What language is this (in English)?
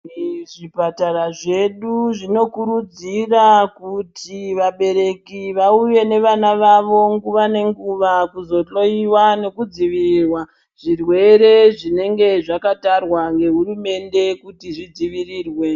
Ndau